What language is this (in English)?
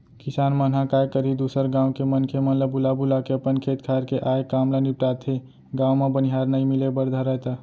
Chhattisgarhi